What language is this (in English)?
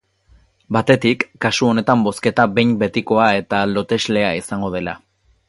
Basque